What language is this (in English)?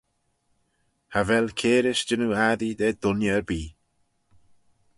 Manx